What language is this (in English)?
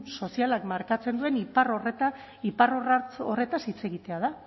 Basque